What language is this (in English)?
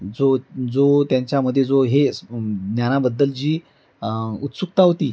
Marathi